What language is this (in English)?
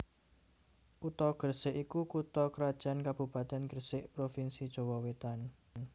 Javanese